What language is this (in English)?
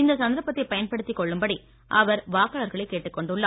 Tamil